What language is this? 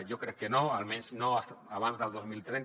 Catalan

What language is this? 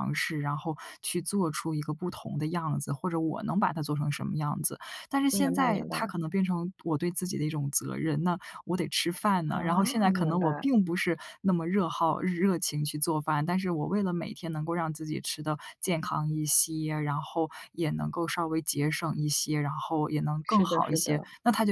Chinese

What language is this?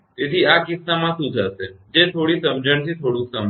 Gujarati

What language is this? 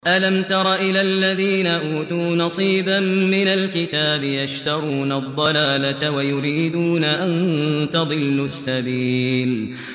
Arabic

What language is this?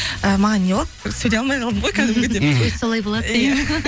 Kazakh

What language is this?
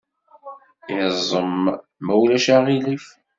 Kabyle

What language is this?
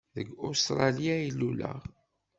Kabyle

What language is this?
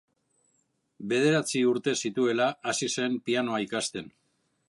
Basque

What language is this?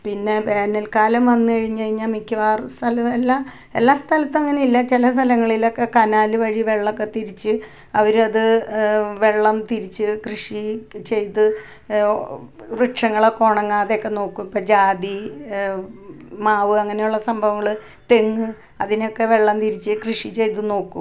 Malayalam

